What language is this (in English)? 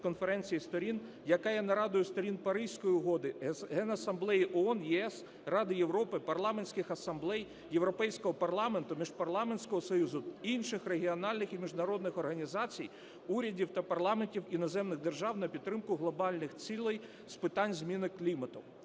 Ukrainian